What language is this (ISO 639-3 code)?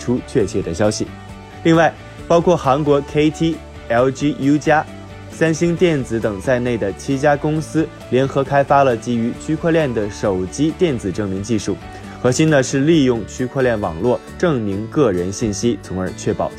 zho